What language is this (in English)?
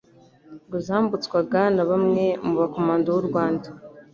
Kinyarwanda